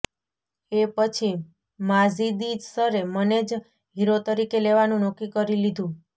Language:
Gujarati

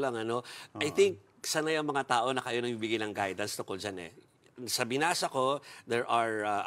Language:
Filipino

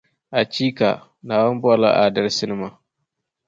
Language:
Dagbani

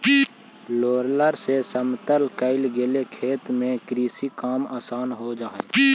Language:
Magahi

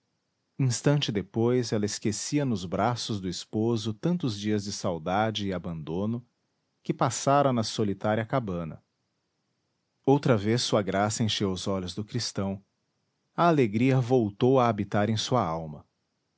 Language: Portuguese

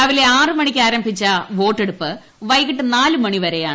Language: Malayalam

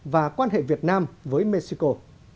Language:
Vietnamese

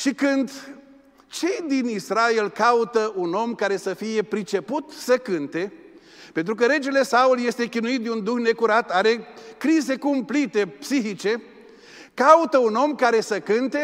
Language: Romanian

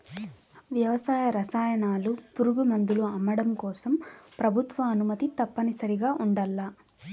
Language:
Telugu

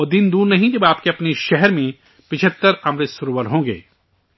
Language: Urdu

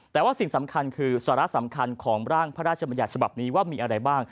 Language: Thai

